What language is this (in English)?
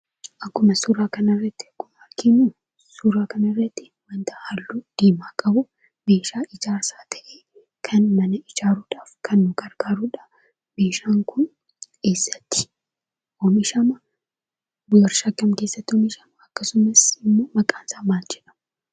Oromo